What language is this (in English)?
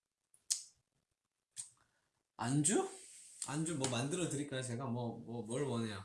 Korean